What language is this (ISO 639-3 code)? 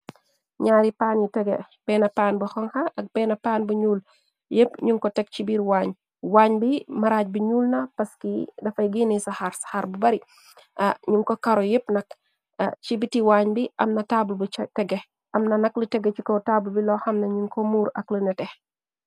wol